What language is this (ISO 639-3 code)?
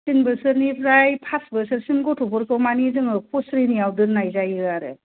brx